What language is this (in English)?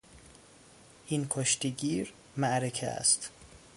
Persian